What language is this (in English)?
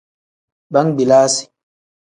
Tem